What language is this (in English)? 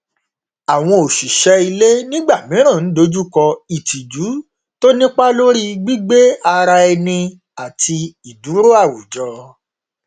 Yoruba